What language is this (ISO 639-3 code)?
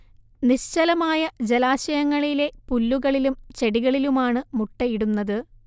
mal